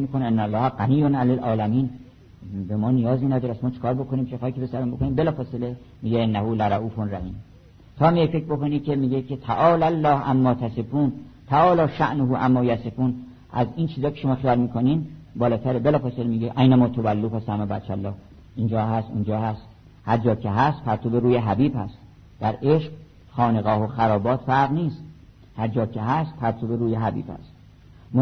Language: Persian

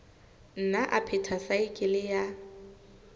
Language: Southern Sotho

